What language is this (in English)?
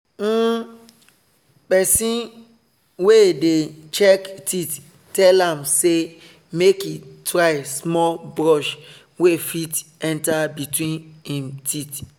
Nigerian Pidgin